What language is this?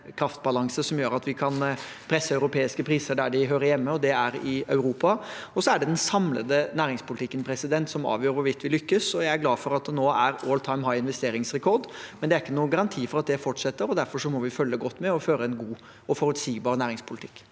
Norwegian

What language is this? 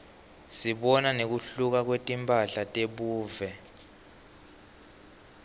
Swati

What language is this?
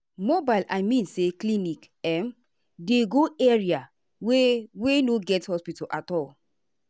Nigerian Pidgin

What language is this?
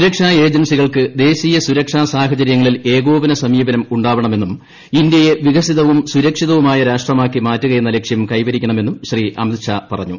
Malayalam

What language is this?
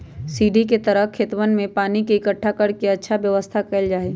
Magahi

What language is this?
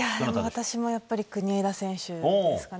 Japanese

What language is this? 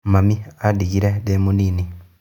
Kikuyu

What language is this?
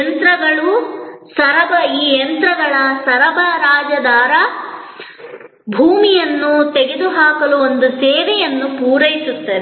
Kannada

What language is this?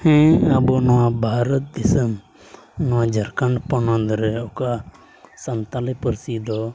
Santali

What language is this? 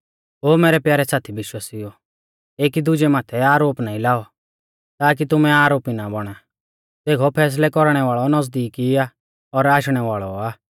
Mahasu Pahari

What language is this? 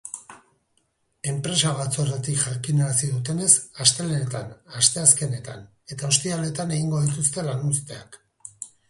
Basque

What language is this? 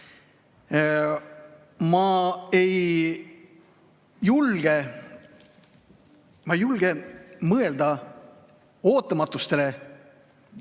Estonian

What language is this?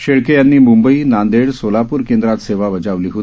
Marathi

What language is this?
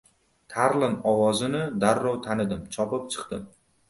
Uzbek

